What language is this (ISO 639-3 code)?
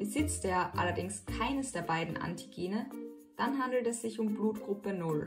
deu